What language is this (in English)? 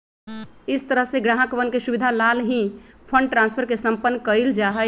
Magahi